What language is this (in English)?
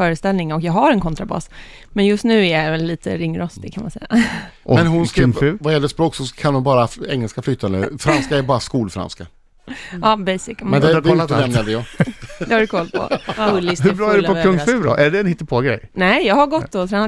Swedish